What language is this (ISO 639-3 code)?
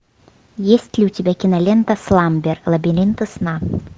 rus